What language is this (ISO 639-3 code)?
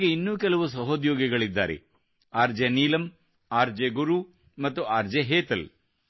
kan